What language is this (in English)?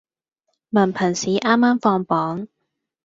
Cantonese